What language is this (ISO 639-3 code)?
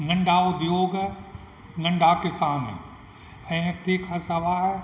snd